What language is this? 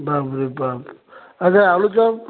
Odia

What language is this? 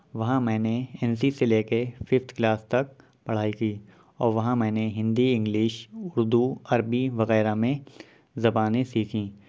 Urdu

